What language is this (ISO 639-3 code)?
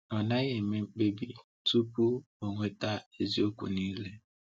ibo